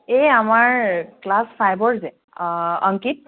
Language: Assamese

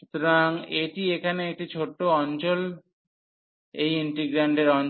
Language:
Bangla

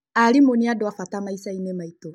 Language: Kikuyu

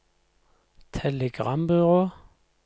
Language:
Norwegian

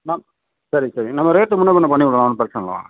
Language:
Tamil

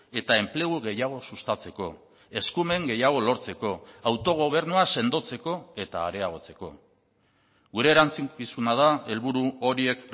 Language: Basque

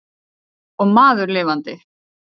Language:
Icelandic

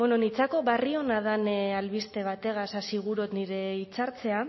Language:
Basque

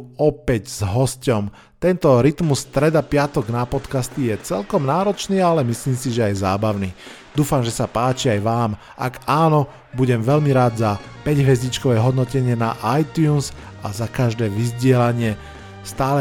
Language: Slovak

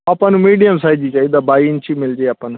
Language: Punjabi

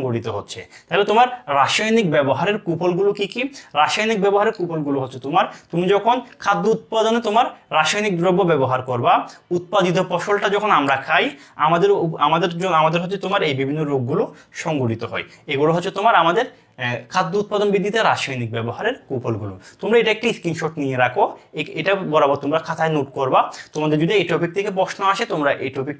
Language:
Romanian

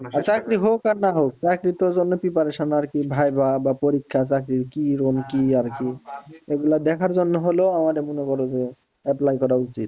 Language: Bangla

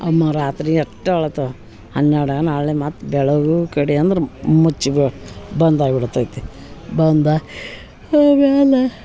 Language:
Kannada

